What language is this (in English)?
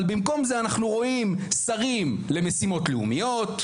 Hebrew